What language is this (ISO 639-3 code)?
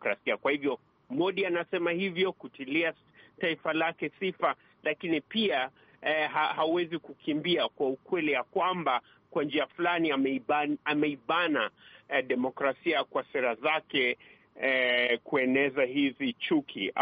swa